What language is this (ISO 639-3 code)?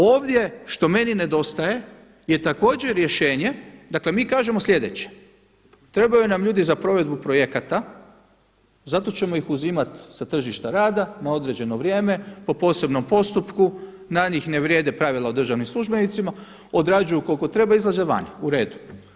hrv